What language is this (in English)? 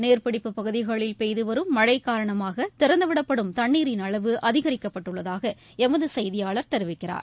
Tamil